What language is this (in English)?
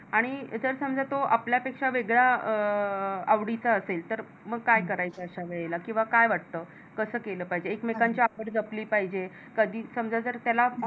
Marathi